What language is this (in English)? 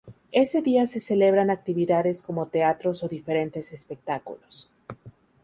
Spanish